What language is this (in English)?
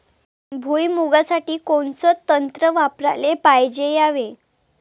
Marathi